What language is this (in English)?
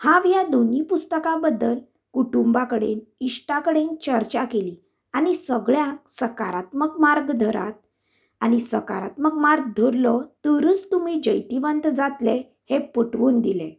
Konkani